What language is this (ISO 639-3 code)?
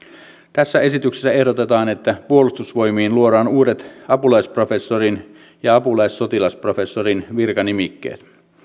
fin